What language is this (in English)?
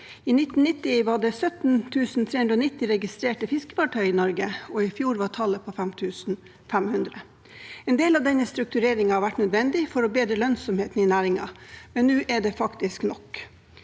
Norwegian